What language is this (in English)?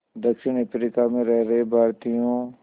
Hindi